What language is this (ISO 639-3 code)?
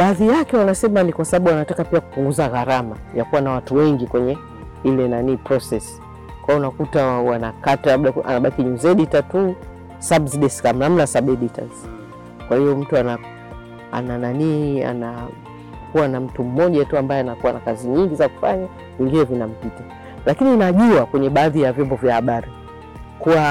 swa